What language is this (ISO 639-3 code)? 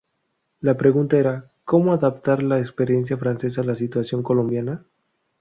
spa